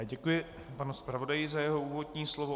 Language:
Czech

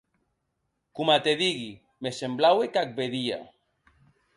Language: Occitan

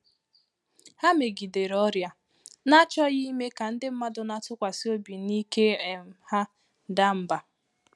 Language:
Igbo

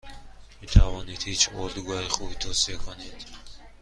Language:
Persian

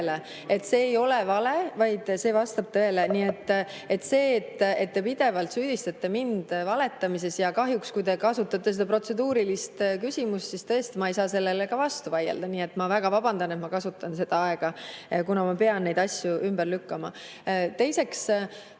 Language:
Estonian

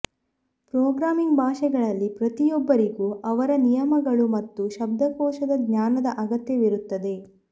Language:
Kannada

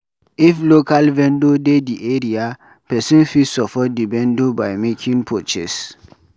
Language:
Nigerian Pidgin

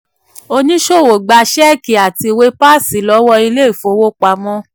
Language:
Yoruba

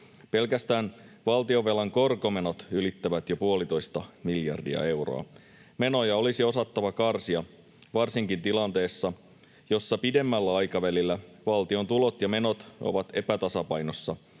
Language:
Finnish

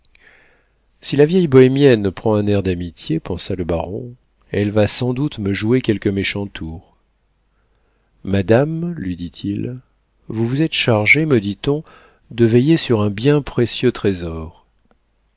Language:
French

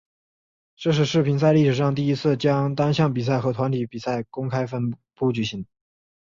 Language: Chinese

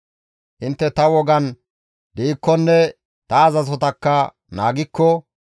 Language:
Gamo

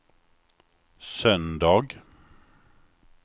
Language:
Swedish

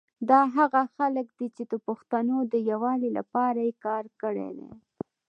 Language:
Pashto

